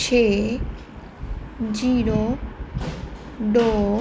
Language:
Punjabi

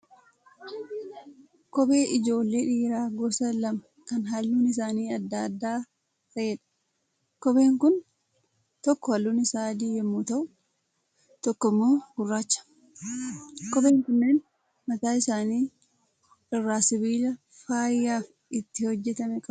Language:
Oromo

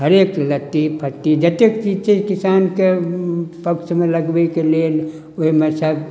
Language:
Maithili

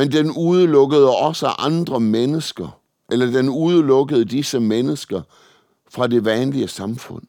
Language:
Danish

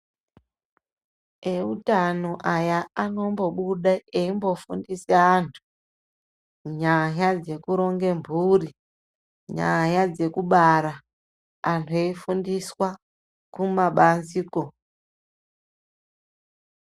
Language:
Ndau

